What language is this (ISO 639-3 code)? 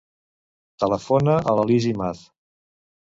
cat